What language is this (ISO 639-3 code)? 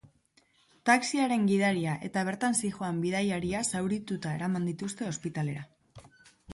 eus